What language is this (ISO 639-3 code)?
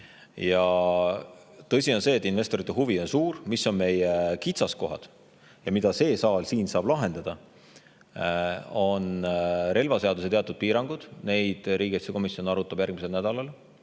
est